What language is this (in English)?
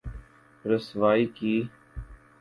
Urdu